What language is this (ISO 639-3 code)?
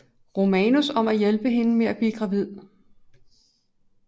dan